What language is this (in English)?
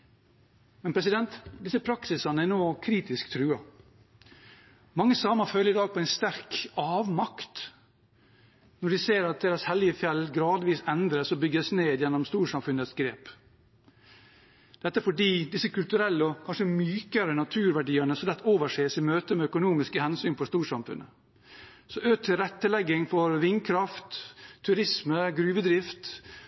Norwegian Bokmål